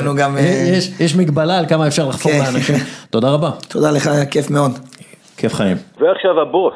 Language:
Hebrew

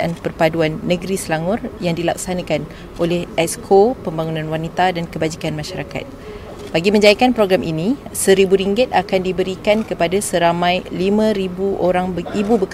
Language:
Malay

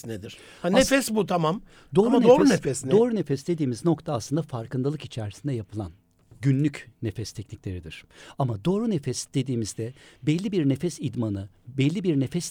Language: Turkish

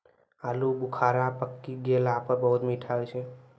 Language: Maithili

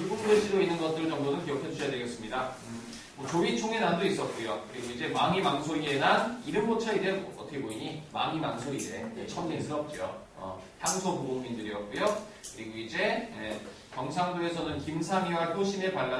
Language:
Korean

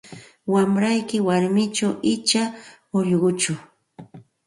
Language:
Santa Ana de Tusi Pasco Quechua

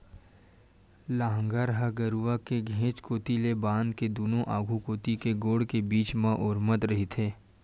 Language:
Chhattisgarhi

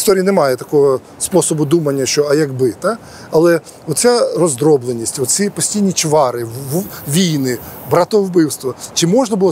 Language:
Ukrainian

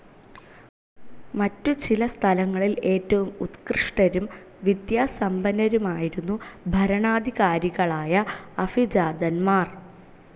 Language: Malayalam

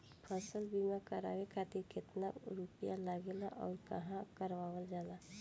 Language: Bhojpuri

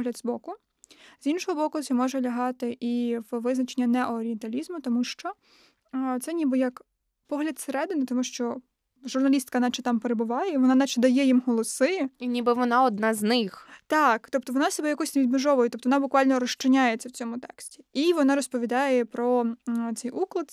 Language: Ukrainian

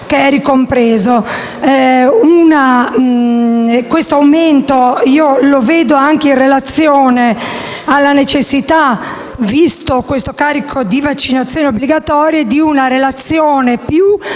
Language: Italian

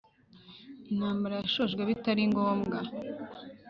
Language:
Kinyarwanda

